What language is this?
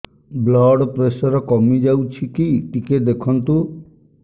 Odia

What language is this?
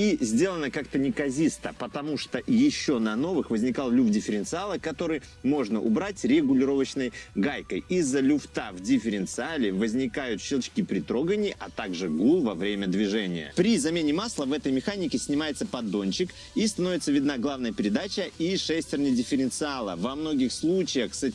Russian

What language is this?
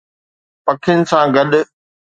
Sindhi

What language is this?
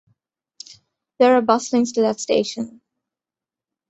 English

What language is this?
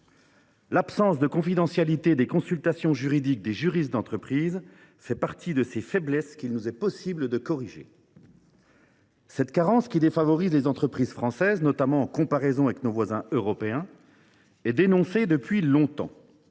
French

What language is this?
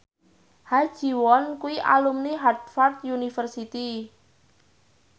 Javanese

